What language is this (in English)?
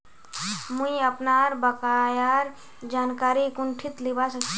Magahi